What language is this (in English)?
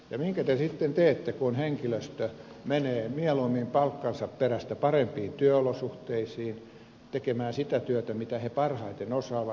Finnish